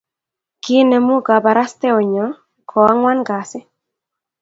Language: Kalenjin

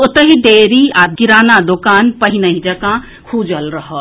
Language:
Maithili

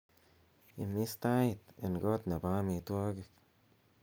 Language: Kalenjin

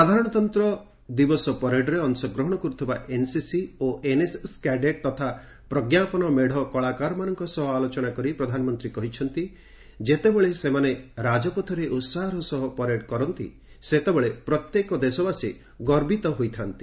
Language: Odia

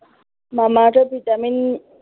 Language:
Assamese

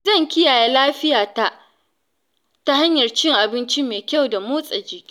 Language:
Hausa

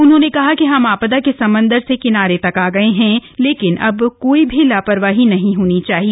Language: Hindi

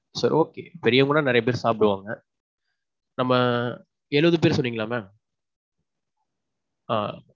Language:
Tamil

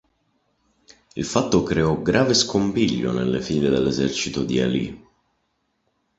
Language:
Italian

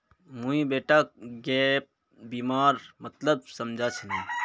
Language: Magahi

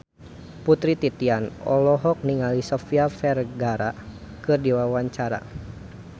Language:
Sundanese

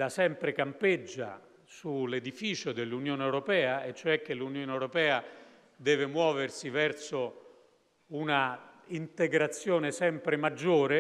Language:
Italian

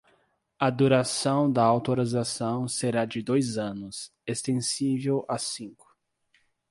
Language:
Portuguese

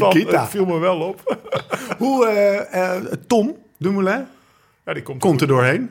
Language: Dutch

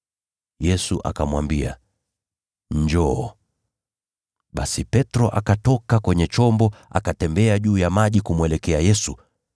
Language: Swahili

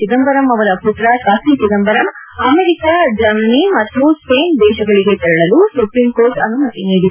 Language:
Kannada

